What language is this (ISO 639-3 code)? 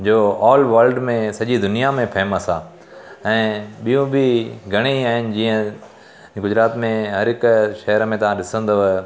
snd